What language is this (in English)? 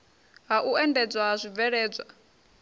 Venda